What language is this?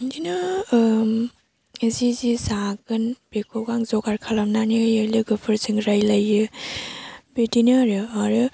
Bodo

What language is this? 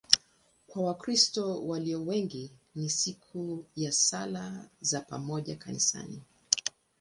Swahili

